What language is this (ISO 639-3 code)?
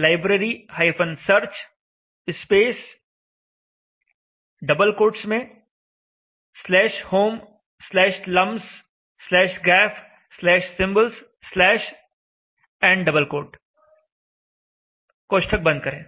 hin